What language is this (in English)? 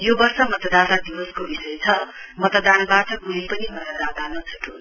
Nepali